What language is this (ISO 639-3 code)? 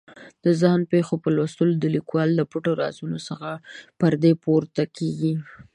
pus